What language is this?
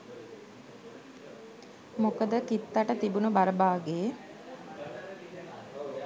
Sinhala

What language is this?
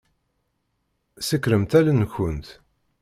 Kabyle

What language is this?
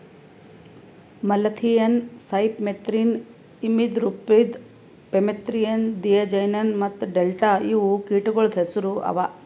Kannada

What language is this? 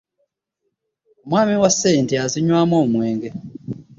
Ganda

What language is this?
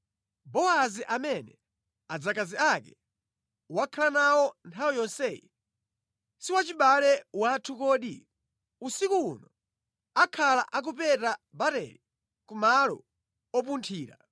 Nyanja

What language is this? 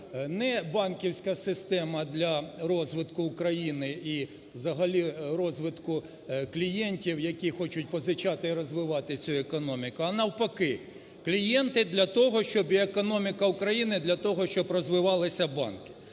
Ukrainian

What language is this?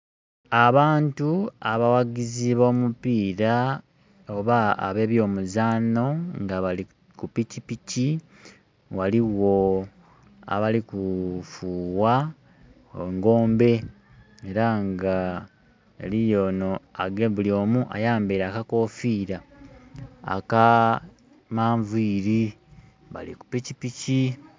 Soga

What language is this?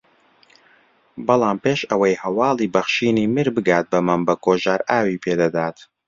Central Kurdish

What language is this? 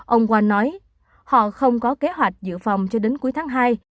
Vietnamese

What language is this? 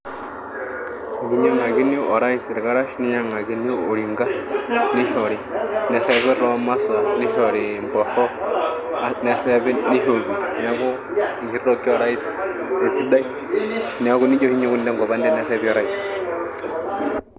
Masai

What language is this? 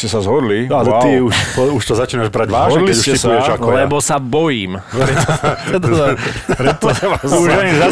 Slovak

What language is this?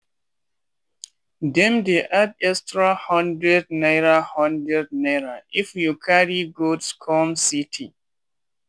Nigerian Pidgin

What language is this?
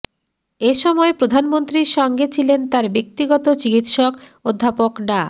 Bangla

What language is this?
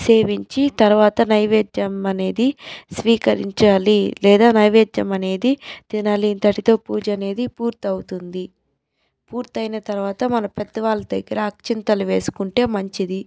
Telugu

